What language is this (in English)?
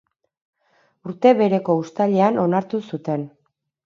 Basque